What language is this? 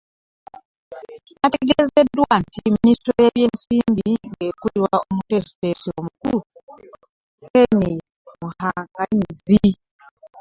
Ganda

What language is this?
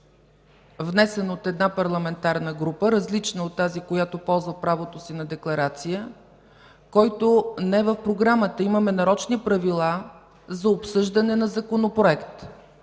Bulgarian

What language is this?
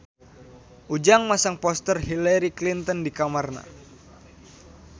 Sundanese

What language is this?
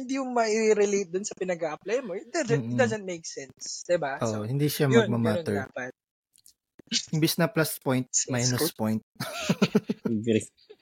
Filipino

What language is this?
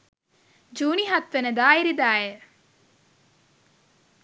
Sinhala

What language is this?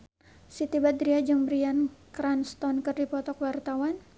Sundanese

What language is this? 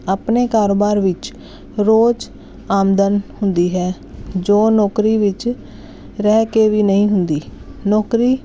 Punjabi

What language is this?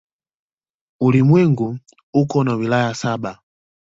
Swahili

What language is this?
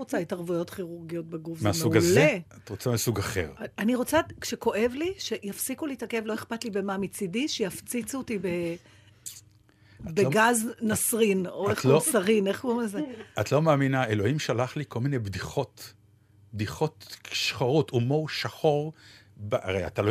Hebrew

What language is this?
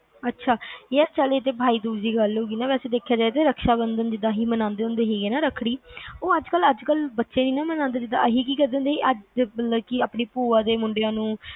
Punjabi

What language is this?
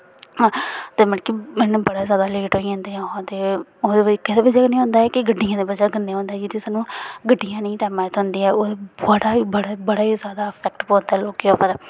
Dogri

